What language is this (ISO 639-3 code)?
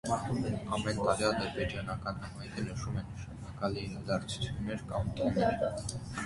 hye